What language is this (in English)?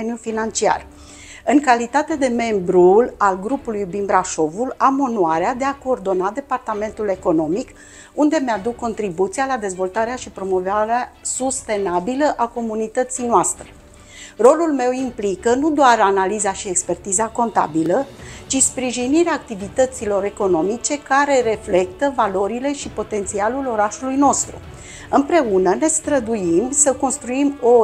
Romanian